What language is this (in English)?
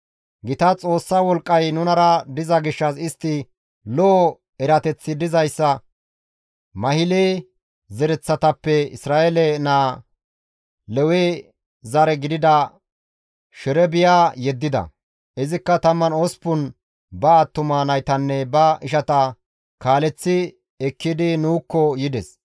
Gamo